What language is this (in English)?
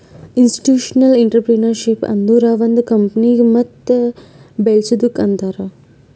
Kannada